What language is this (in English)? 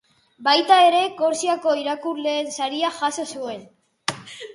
Basque